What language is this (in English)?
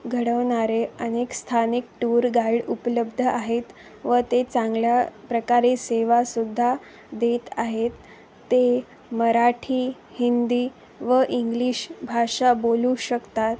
Marathi